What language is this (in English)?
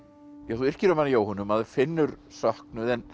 Icelandic